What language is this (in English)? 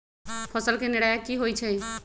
Magahi